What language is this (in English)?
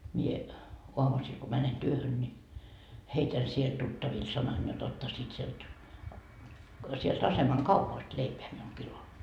Finnish